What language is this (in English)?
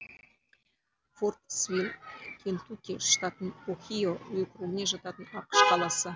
Kazakh